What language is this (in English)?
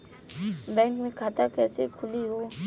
Bhojpuri